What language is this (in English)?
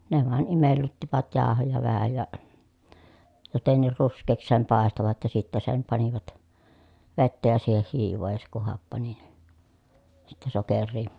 Finnish